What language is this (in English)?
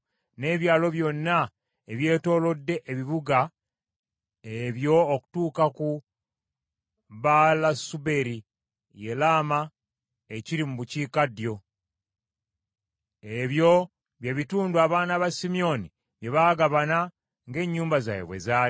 Ganda